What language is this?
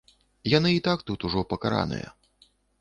Belarusian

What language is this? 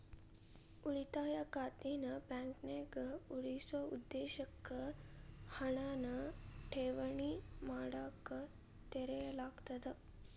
Kannada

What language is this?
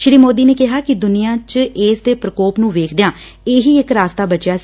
Punjabi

